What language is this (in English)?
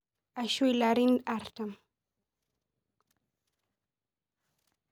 Masai